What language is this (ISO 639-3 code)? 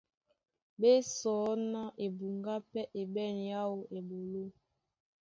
dua